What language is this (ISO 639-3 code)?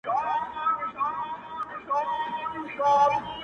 pus